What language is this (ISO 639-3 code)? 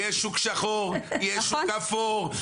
heb